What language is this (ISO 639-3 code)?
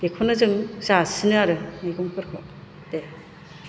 brx